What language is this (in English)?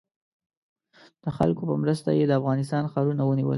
Pashto